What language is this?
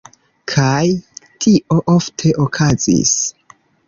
Esperanto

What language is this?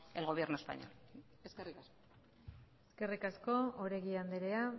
Basque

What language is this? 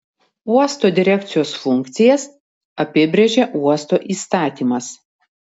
Lithuanian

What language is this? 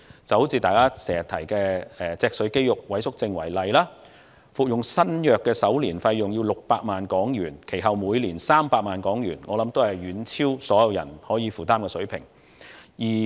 Cantonese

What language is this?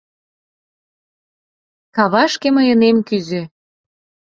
Mari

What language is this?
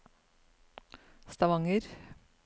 Norwegian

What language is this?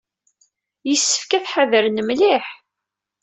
Kabyle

